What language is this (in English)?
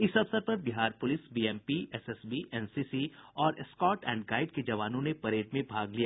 Hindi